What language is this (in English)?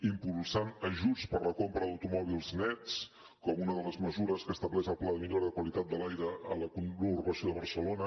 Catalan